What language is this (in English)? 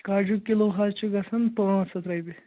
Kashmiri